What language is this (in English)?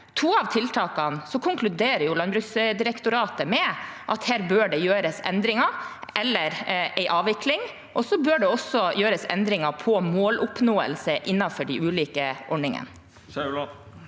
Norwegian